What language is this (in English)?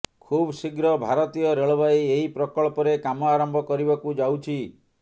Odia